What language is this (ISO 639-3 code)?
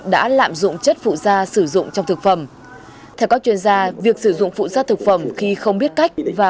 vie